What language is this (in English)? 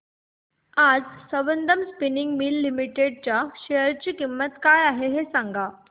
Marathi